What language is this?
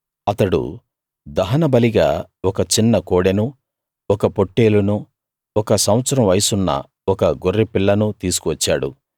Telugu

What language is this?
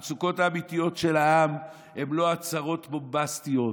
Hebrew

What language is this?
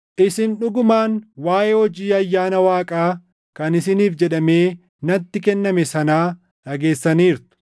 Oromo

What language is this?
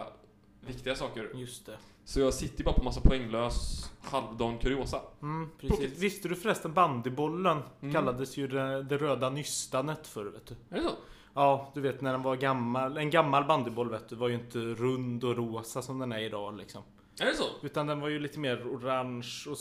Swedish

